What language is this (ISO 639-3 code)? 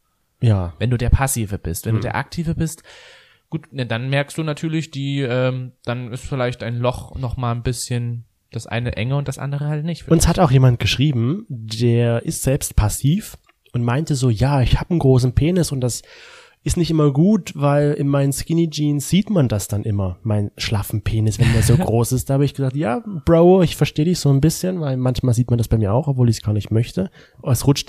deu